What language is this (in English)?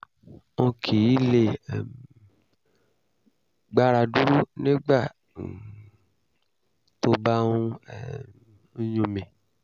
Yoruba